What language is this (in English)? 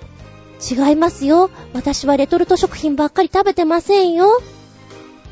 Japanese